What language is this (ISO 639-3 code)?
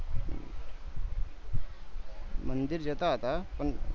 guj